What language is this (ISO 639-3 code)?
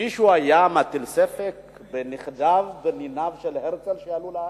heb